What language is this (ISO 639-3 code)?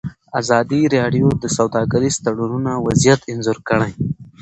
pus